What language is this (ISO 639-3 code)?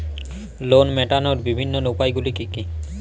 ben